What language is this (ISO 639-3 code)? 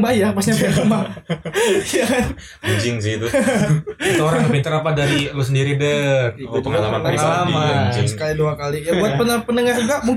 ind